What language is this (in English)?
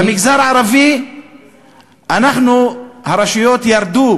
Hebrew